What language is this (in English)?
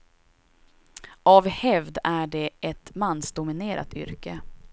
Swedish